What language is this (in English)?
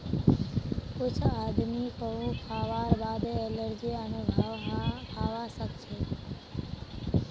Magahi